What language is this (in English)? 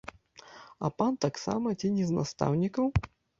Belarusian